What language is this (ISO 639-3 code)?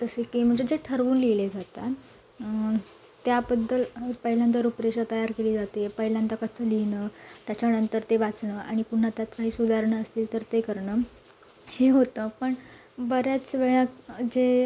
mar